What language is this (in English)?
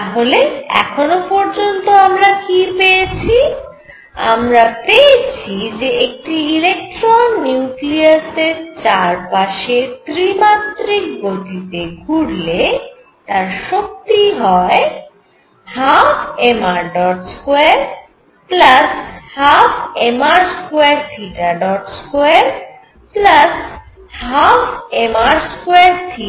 Bangla